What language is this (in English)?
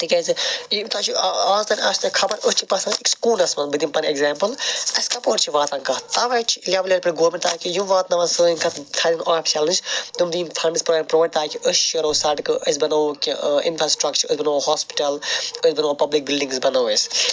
Kashmiri